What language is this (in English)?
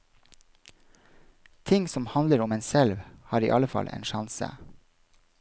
Norwegian